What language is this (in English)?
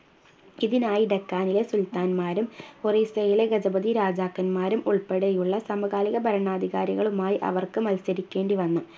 Malayalam